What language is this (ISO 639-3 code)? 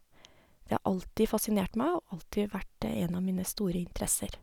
nor